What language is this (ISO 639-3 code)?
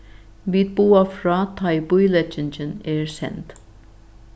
fao